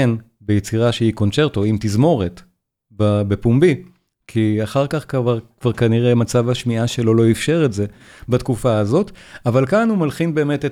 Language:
Hebrew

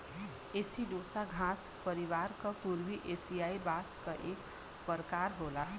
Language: Bhojpuri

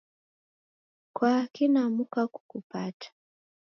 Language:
Taita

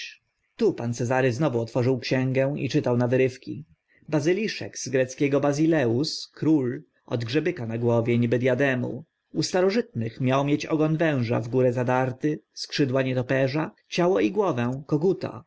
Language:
Polish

